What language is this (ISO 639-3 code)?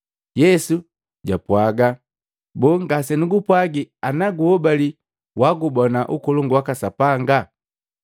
mgv